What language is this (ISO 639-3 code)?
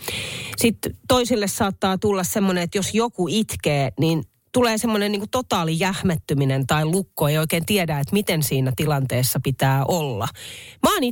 fin